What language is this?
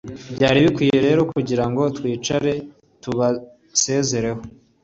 Kinyarwanda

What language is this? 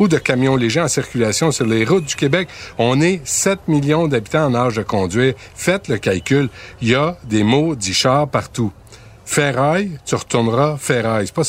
French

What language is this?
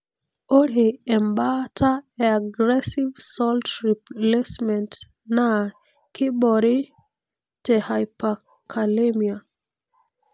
Masai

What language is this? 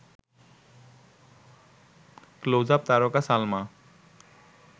Bangla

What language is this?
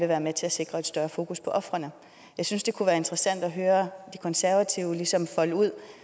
Danish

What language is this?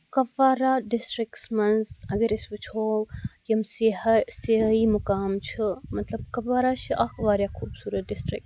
Kashmiri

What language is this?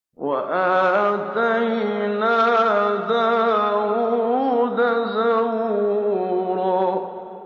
Arabic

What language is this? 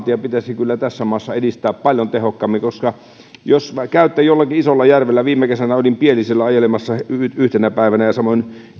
Finnish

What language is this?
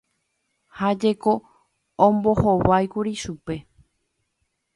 Guarani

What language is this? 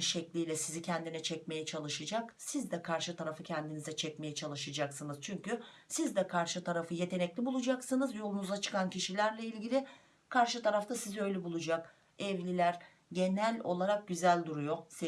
Turkish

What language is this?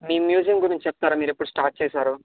Telugu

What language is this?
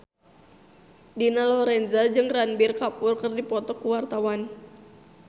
Sundanese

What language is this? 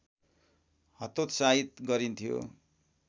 Nepali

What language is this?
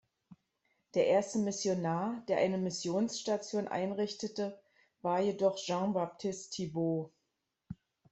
German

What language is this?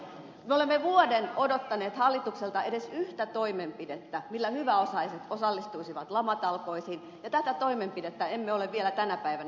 Finnish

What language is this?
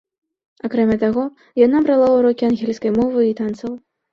Belarusian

